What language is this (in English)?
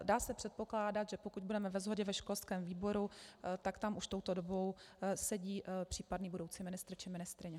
Czech